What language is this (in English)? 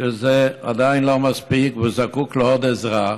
Hebrew